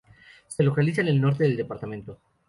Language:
Spanish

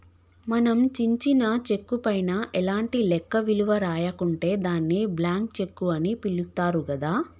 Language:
Telugu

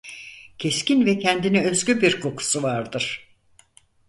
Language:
Turkish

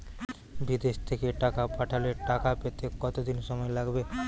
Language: Bangla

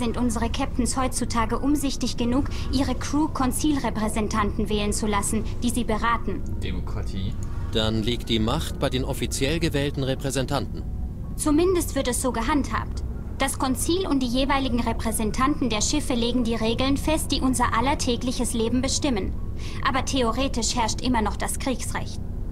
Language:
German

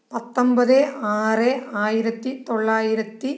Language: Malayalam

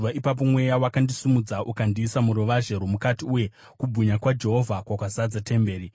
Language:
Shona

